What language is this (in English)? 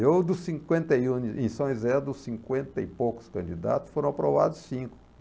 Portuguese